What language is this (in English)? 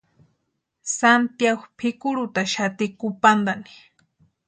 Western Highland Purepecha